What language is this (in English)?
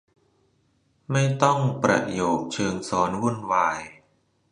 Thai